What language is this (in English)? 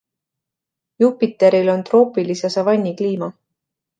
Estonian